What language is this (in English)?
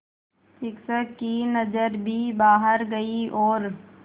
Hindi